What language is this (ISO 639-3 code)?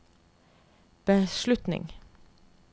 nor